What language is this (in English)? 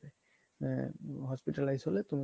Bangla